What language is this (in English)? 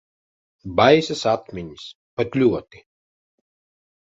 Latvian